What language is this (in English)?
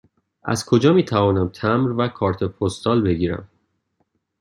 Persian